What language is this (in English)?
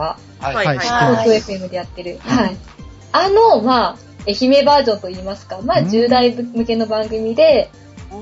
Japanese